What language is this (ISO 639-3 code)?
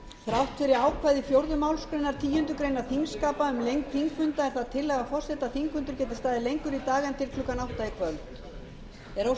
isl